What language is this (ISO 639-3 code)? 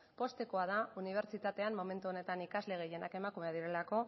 eus